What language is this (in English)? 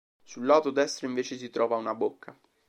Italian